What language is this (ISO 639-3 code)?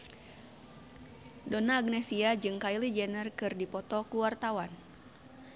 sun